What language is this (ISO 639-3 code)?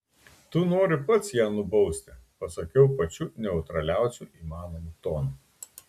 lit